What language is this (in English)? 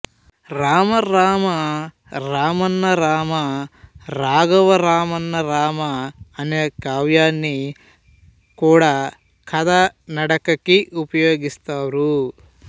Telugu